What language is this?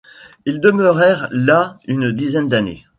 French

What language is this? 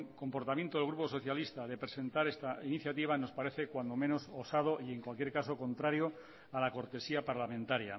Spanish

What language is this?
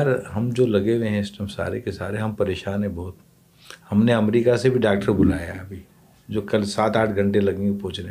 Urdu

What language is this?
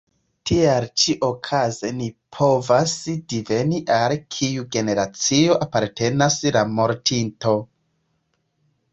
Esperanto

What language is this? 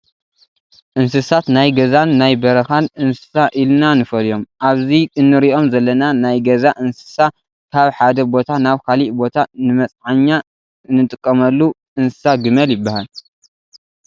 Tigrinya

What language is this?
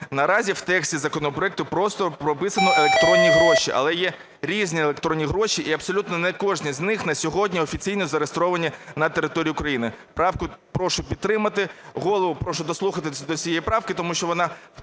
Ukrainian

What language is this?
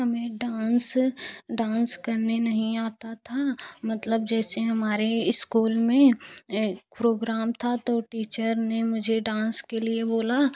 Hindi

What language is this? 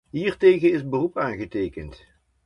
Dutch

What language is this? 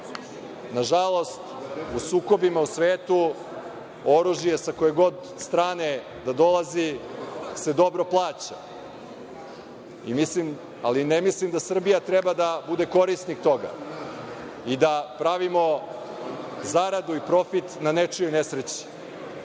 Serbian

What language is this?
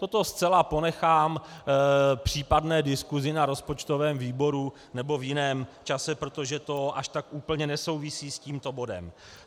Czech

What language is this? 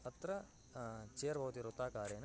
Sanskrit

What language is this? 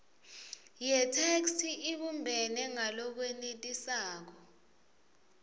Swati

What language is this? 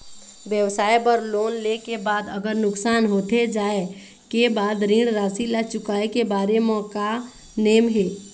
Chhattisgarhi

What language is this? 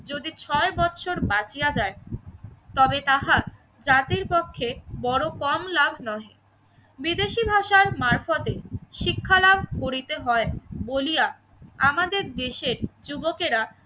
Bangla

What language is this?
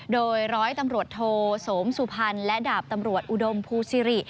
Thai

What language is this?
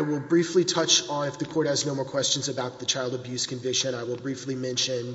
English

